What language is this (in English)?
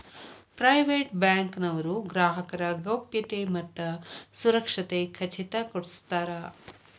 Kannada